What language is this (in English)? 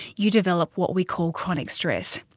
English